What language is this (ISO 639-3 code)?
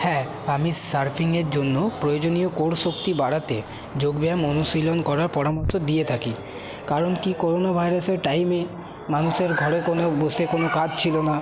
ben